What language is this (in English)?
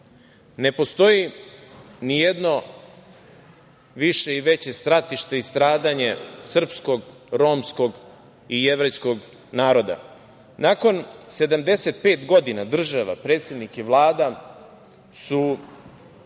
Serbian